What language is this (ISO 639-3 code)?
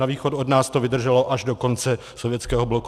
ces